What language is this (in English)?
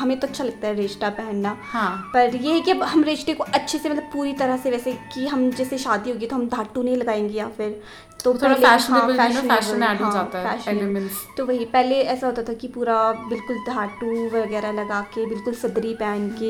Hindi